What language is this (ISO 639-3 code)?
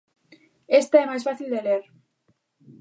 glg